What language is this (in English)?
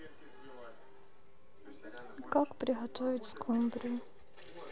Russian